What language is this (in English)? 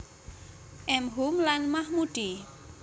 Javanese